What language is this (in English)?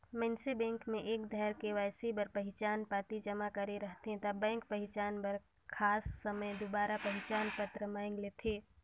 Chhattisgarhi